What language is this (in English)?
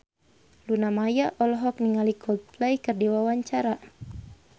Sundanese